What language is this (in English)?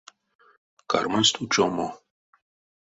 Erzya